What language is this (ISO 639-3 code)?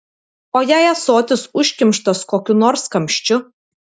lit